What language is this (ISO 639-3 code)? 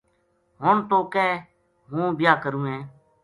gju